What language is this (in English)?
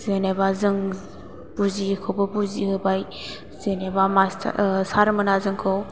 Bodo